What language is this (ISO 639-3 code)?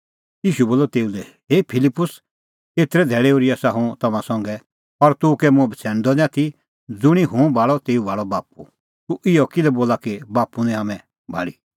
kfx